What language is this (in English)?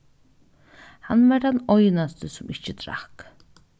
Faroese